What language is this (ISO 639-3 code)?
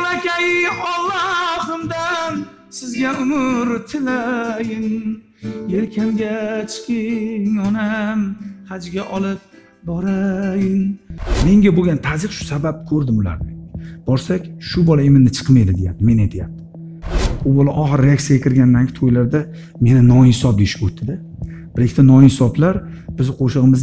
tur